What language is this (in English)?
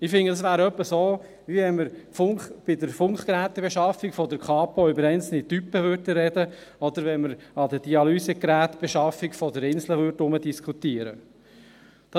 Swiss German